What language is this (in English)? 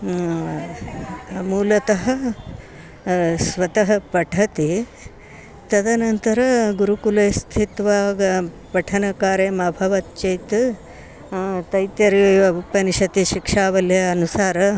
Sanskrit